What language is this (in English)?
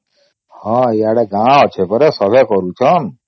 Odia